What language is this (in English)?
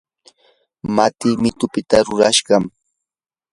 Yanahuanca Pasco Quechua